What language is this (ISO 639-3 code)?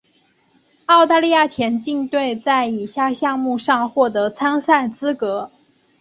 zho